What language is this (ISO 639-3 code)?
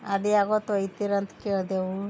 kan